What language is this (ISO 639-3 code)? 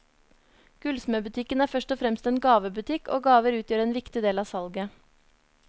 nor